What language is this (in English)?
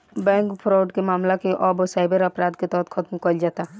Bhojpuri